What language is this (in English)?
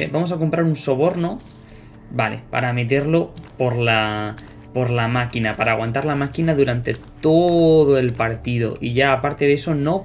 Spanish